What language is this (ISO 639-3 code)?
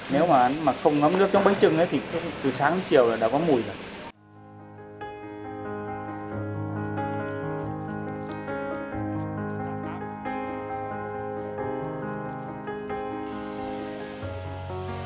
vie